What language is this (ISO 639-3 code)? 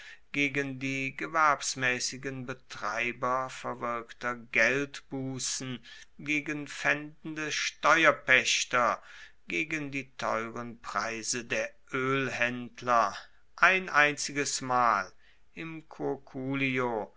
deu